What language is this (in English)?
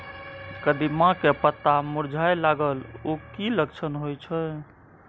Maithili